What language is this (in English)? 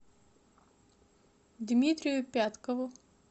Russian